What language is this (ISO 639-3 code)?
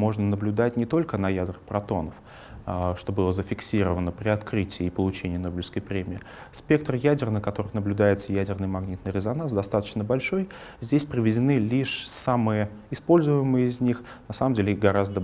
rus